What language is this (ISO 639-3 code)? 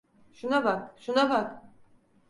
tur